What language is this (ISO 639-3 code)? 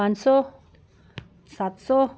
doi